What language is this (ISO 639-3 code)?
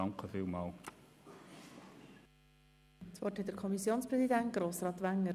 gsw